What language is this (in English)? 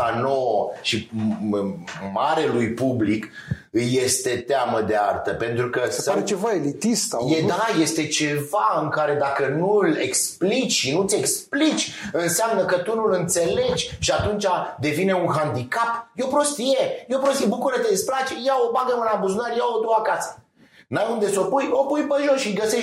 Romanian